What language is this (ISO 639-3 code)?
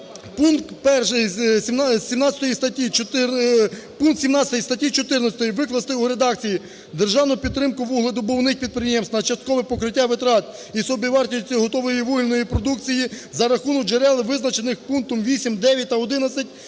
ukr